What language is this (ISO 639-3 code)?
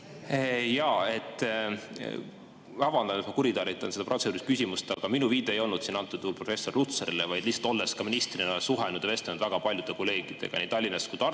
est